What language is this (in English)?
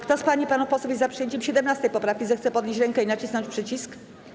Polish